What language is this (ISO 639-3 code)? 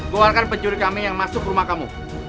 ind